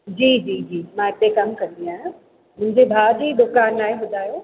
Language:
Sindhi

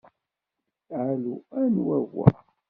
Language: Kabyle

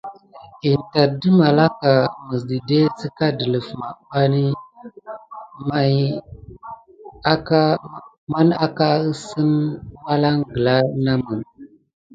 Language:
Gidar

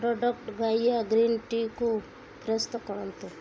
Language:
Odia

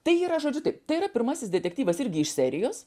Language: Lithuanian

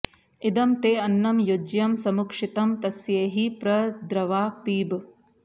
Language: Sanskrit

